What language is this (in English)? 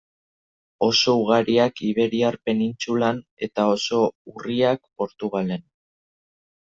Basque